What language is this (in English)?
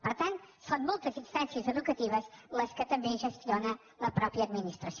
Catalan